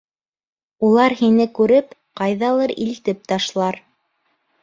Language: Bashkir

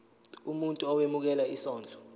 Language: Zulu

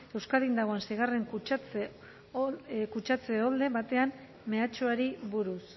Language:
Basque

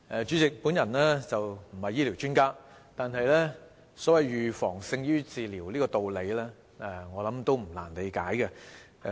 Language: Cantonese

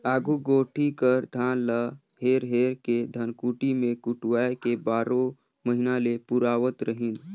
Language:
Chhattisgarhi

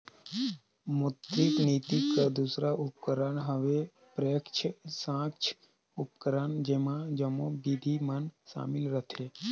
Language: Chhattisgarhi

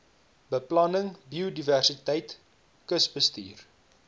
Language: Afrikaans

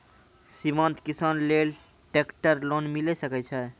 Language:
Maithili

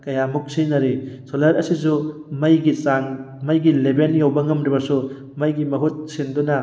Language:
Manipuri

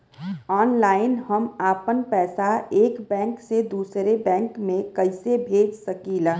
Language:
Bhojpuri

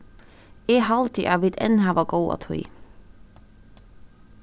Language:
Faroese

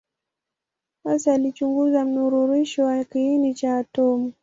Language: Swahili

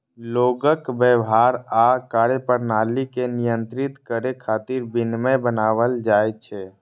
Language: Maithili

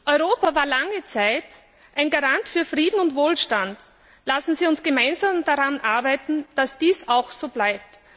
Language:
German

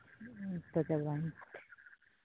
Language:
Santali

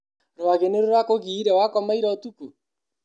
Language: Kikuyu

